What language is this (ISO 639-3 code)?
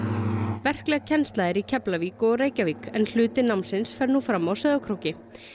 isl